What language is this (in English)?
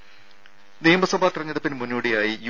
Malayalam